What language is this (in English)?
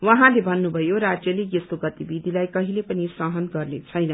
Nepali